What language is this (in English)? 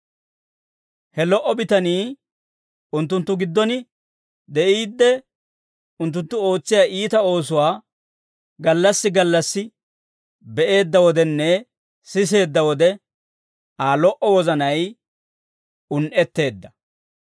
Dawro